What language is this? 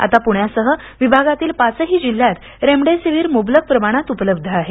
Marathi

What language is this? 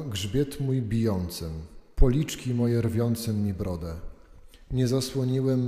Polish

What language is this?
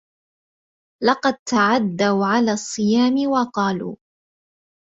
Arabic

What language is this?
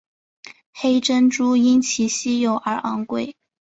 Chinese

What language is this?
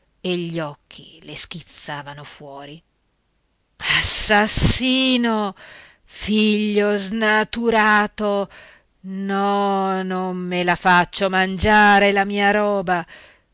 Italian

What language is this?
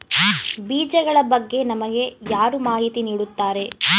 Kannada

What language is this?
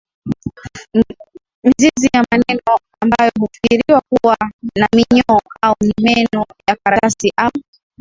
Swahili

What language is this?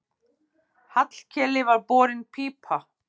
Icelandic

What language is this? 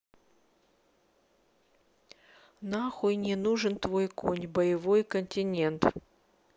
Russian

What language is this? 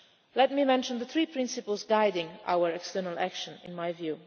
English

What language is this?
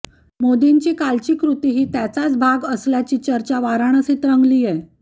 Marathi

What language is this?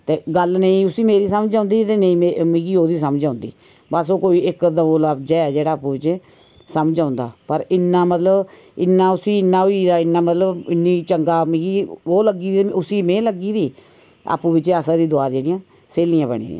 Dogri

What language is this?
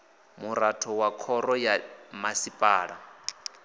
Venda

